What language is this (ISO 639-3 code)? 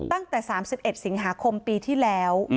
tha